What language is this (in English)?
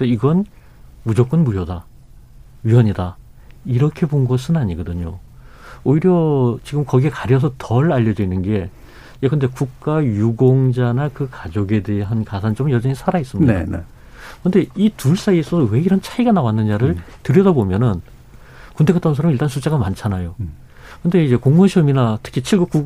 Korean